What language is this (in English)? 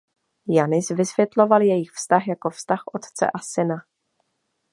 Czech